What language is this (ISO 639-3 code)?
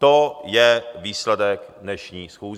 ces